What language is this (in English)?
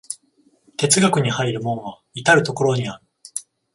Japanese